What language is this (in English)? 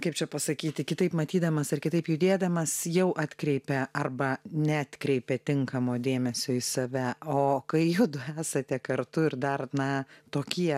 Lithuanian